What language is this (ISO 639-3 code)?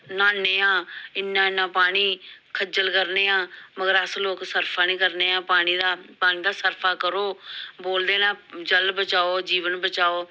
doi